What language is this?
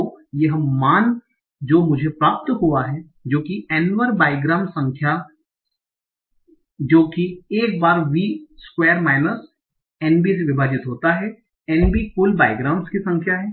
Hindi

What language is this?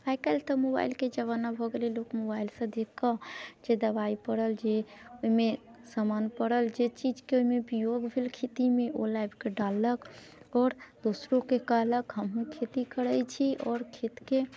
Maithili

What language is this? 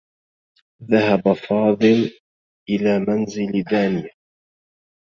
Arabic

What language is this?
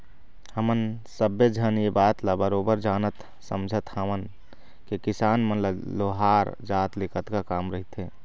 Chhattisgarhi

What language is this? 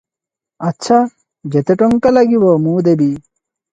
Odia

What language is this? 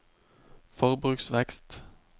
Norwegian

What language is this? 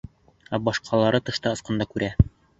Bashkir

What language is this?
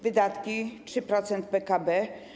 Polish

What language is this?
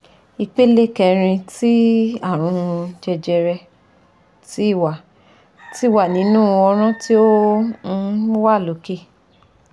Yoruba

